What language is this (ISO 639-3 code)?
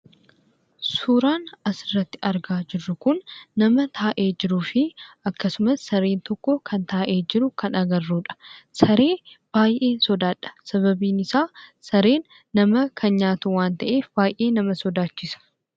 orm